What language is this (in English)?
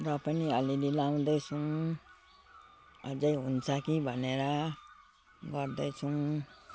Nepali